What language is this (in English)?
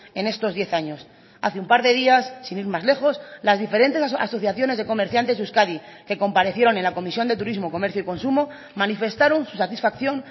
Spanish